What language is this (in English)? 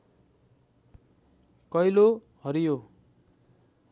Nepali